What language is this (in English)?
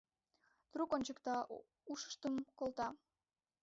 Mari